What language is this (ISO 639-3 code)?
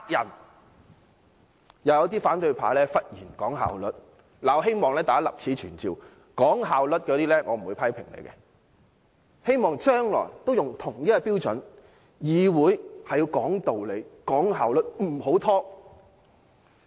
yue